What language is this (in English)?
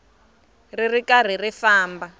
Tsonga